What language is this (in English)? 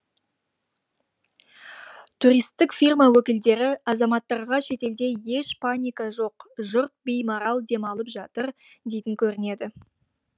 Kazakh